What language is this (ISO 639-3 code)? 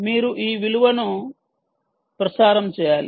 tel